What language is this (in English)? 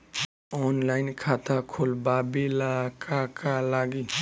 Bhojpuri